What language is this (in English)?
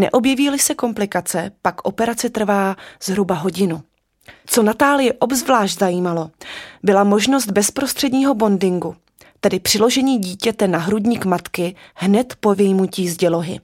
Czech